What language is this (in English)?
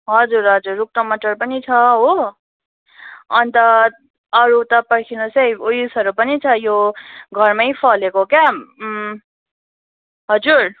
Nepali